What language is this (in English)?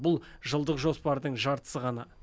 Kazakh